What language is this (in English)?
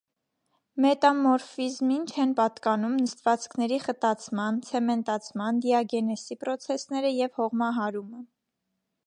Armenian